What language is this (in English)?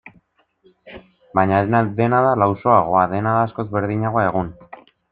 Basque